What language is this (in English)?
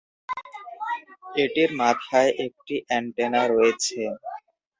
Bangla